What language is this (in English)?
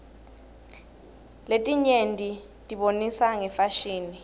Swati